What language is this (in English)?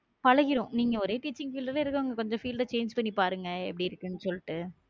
Tamil